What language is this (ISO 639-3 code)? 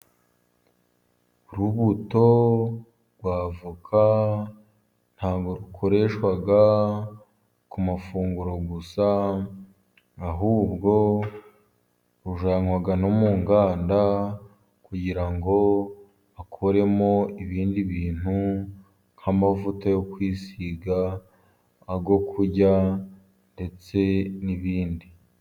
kin